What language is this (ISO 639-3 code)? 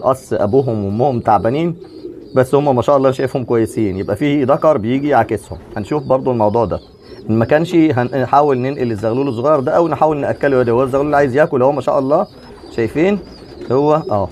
ara